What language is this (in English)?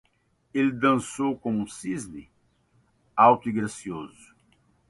Portuguese